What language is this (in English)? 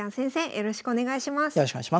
Japanese